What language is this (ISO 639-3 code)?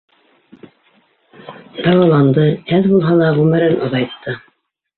bak